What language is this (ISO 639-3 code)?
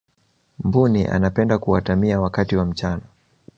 swa